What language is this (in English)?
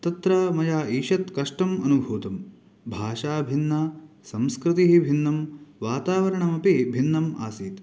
Sanskrit